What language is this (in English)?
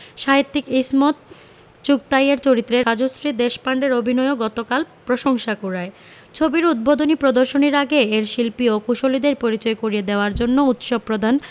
Bangla